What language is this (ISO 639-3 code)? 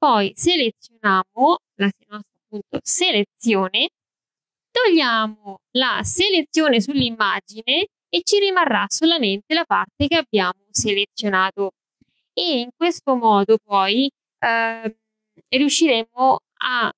ita